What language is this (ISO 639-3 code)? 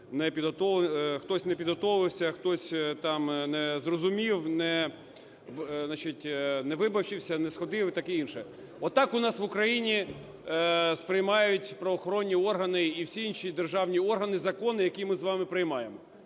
ukr